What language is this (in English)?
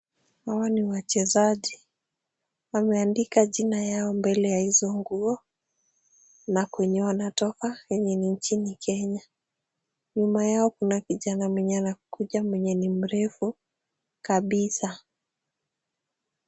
Swahili